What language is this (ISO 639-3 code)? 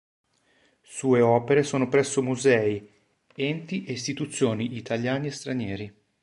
ita